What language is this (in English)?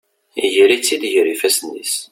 Kabyle